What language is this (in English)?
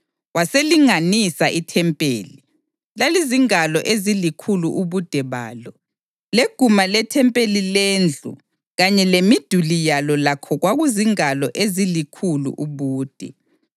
North Ndebele